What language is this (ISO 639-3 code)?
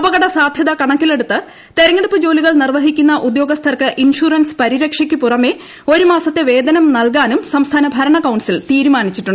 mal